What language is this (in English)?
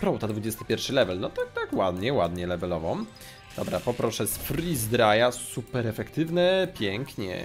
Polish